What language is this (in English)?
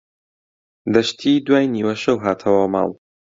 Central Kurdish